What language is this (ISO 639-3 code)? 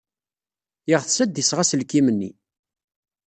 kab